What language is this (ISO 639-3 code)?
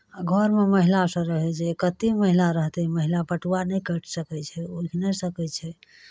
mai